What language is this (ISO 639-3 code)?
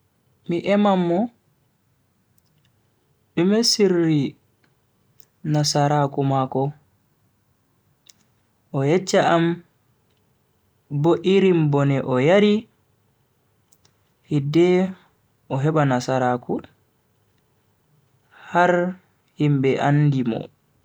fui